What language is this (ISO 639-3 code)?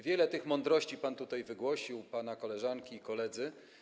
pol